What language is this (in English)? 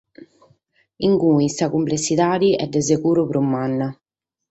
Sardinian